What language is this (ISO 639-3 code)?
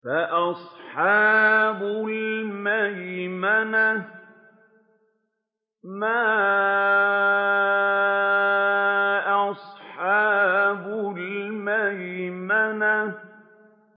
ara